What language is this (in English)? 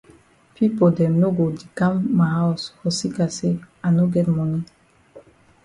Cameroon Pidgin